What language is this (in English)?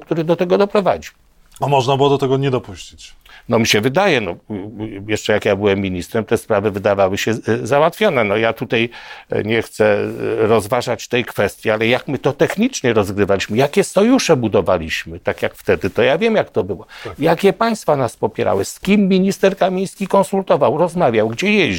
Polish